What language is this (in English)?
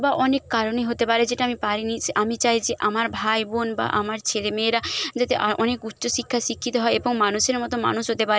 Bangla